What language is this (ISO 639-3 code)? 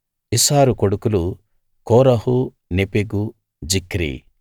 tel